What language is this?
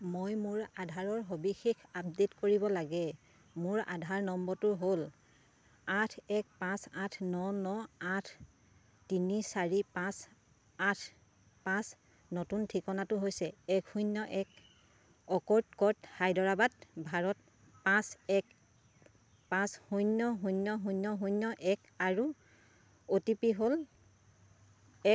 Assamese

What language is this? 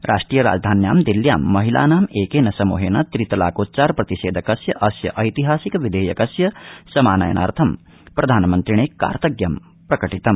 Sanskrit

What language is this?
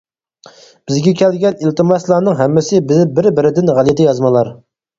Uyghur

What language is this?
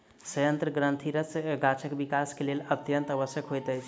Maithili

